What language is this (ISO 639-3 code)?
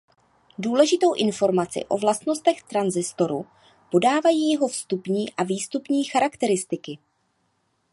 ces